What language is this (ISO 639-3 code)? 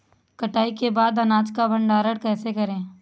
hin